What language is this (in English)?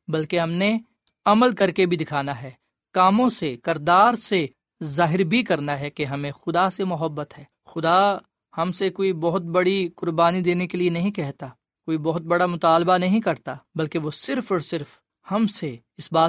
Urdu